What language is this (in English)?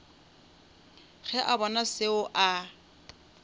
Northern Sotho